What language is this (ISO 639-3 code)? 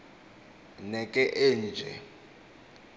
xho